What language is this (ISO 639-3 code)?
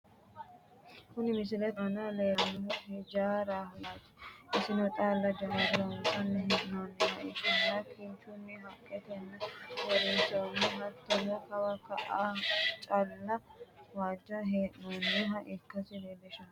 sid